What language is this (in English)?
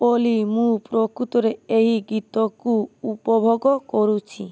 Odia